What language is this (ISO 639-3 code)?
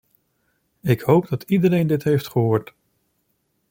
nld